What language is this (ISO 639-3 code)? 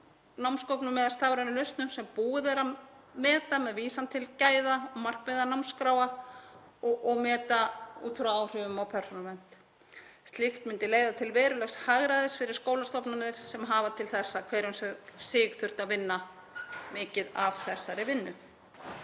isl